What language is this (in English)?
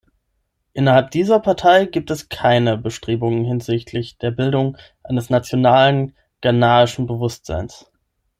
German